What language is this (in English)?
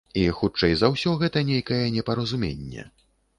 Belarusian